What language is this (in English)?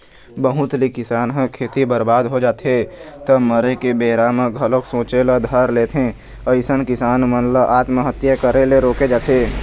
Chhattisgarhi